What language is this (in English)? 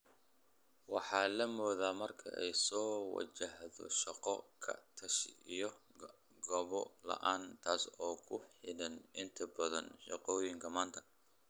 Somali